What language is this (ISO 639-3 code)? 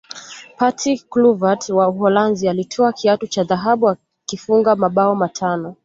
swa